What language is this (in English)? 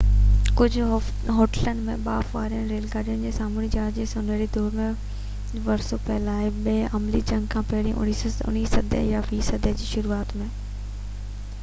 Sindhi